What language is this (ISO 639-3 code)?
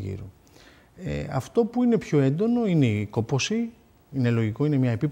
ell